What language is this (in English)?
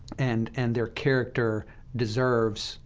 English